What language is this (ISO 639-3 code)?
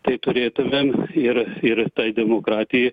lit